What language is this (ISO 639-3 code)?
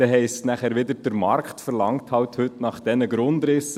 gsw